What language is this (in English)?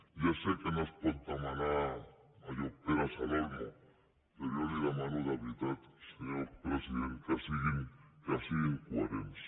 Catalan